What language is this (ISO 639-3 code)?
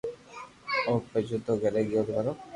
lrk